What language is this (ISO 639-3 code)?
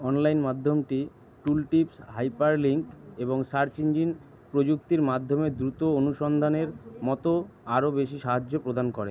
ben